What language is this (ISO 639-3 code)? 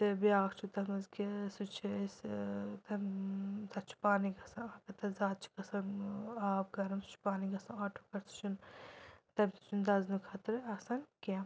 kas